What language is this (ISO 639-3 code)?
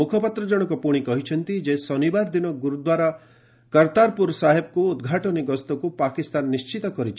ori